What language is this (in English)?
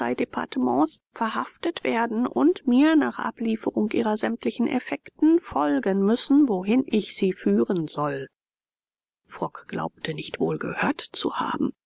German